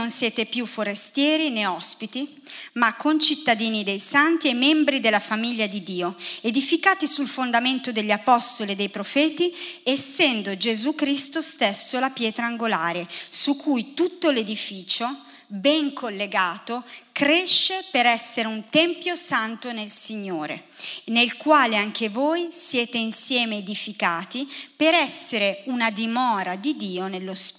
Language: Italian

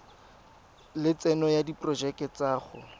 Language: Tswana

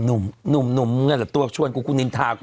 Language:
Thai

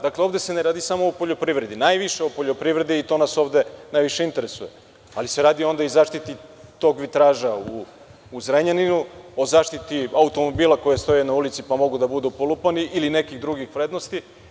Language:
Serbian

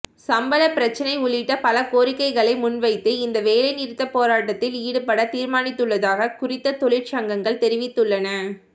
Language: Tamil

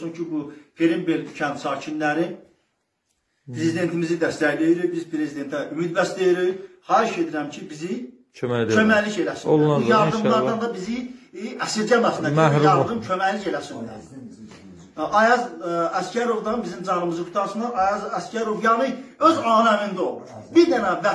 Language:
Turkish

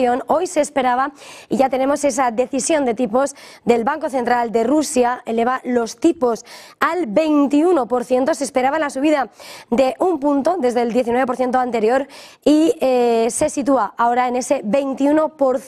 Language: Spanish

